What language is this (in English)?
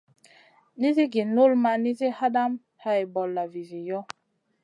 Masana